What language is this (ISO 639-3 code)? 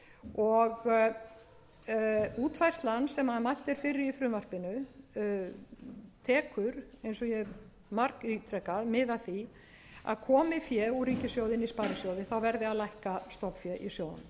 isl